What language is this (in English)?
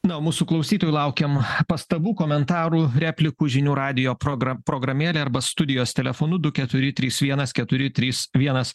Lithuanian